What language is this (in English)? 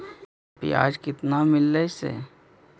Magahi